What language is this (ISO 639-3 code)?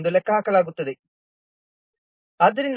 kan